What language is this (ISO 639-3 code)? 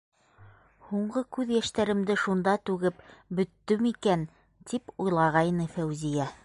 bak